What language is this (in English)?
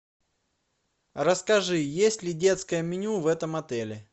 Russian